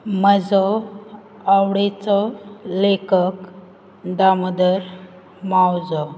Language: Konkani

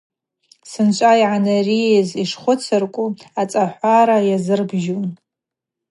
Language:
Abaza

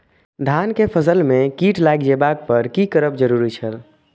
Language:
Maithili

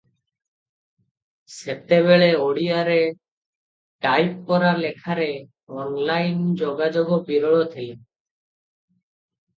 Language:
Odia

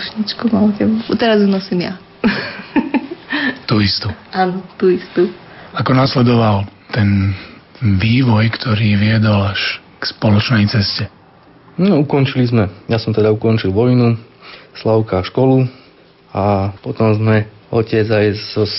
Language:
Slovak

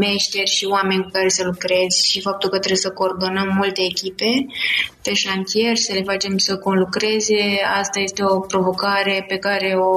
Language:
Romanian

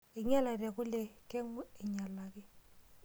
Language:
Masai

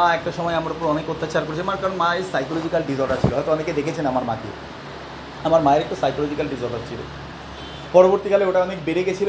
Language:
Bangla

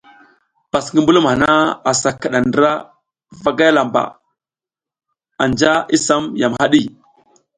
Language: South Giziga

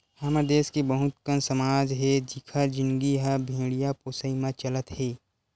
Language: Chhattisgarhi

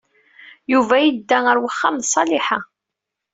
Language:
Kabyle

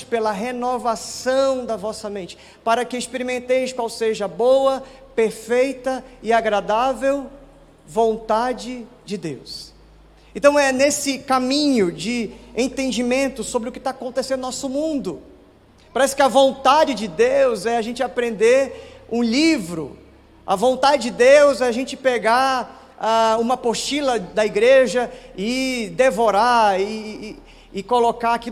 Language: Portuguese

